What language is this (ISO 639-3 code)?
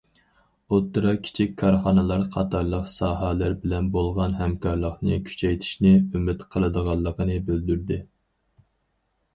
uig